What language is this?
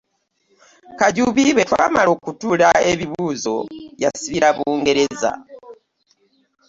Ganda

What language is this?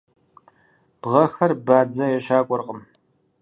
Kabardian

